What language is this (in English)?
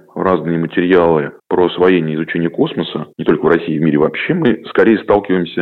Russian